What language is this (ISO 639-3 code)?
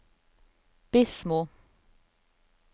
nor